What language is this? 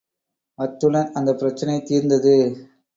Tamil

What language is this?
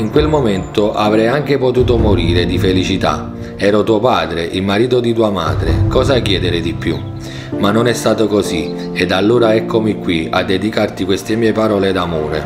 Italian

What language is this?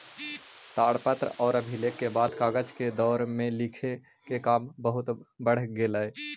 Magahi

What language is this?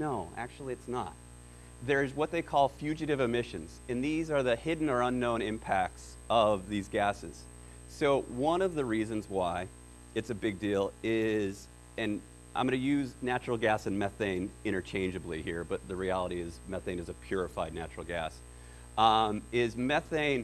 English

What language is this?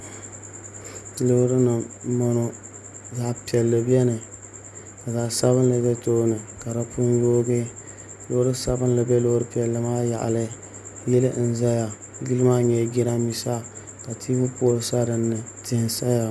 Dagbani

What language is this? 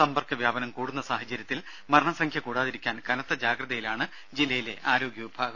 Malayalam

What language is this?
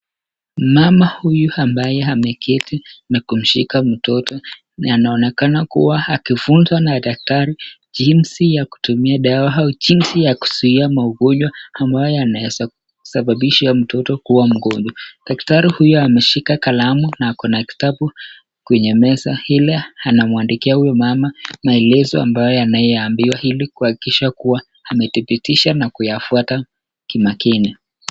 Swahili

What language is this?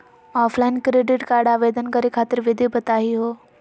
Magahi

